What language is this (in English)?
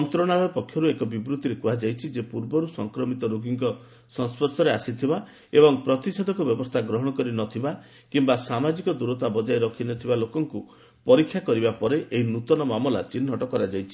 Odia